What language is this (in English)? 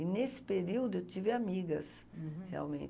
Portuguese